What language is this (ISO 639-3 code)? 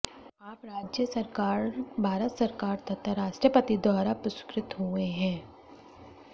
san